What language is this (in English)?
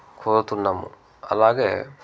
Telugu